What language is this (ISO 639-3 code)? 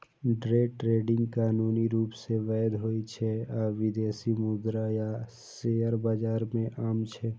mai